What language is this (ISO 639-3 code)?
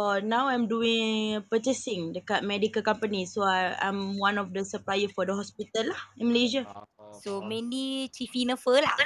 msa